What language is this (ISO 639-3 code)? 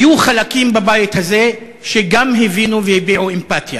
heb